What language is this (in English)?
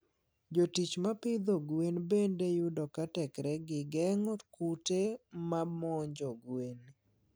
Luo (Kenya and Tanzania)